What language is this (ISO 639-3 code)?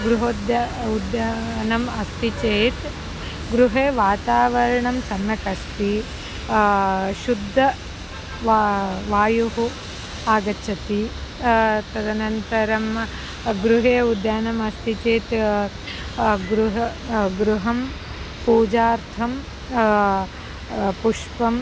san